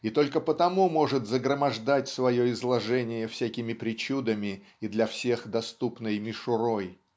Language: Russian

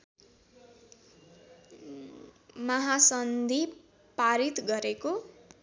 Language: Nepali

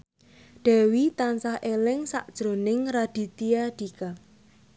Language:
Javanese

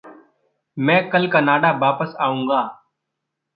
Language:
Hindi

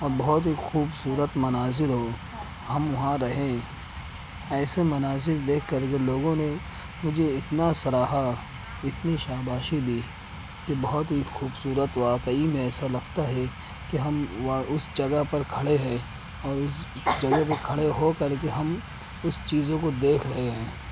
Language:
Urdu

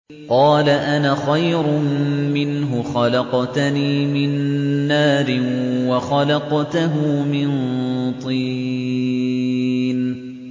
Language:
Arabic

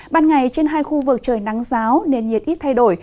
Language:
Vietnamese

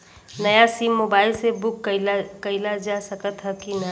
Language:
Bhojpuri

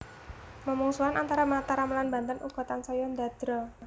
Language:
Javanese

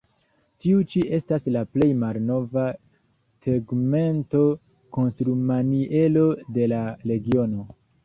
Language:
Esperanto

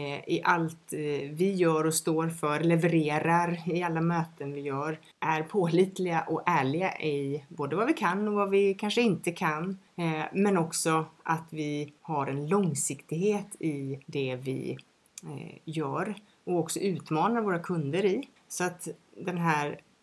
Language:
Swedish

